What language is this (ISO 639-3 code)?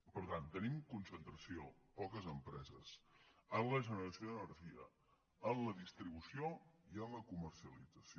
cat